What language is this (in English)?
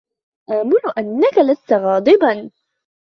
Arabic